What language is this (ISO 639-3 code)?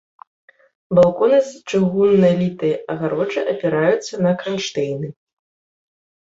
bel